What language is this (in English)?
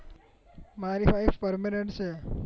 Gujarati